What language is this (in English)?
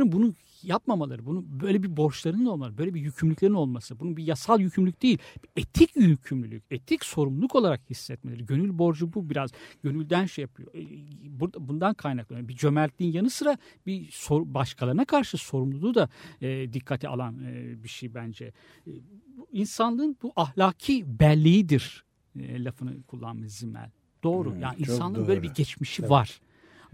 Turkish